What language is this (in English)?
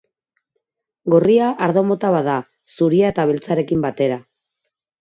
Basque